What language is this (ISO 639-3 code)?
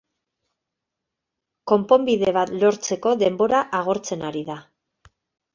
eus